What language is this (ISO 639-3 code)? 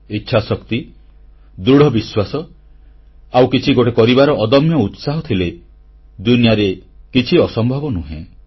ori